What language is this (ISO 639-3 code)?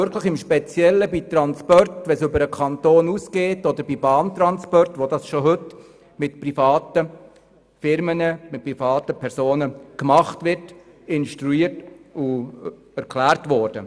gsw